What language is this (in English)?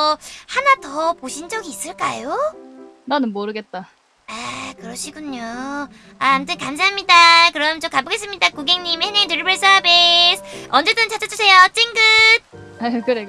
Korean